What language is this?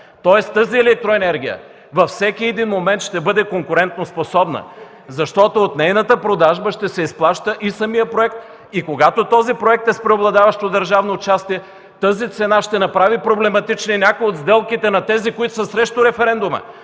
Bulgarian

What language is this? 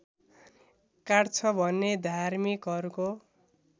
Nepali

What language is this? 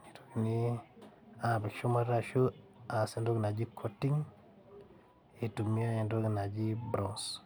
Masai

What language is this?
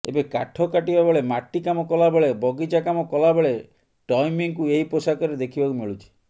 Odia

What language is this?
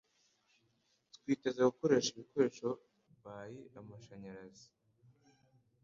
Kinyarwanda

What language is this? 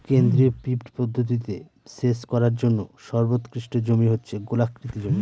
Bangla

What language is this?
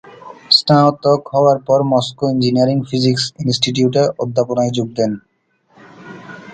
Bangla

